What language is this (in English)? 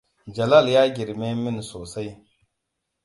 Hausa